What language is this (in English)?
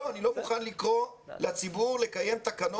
Hebrew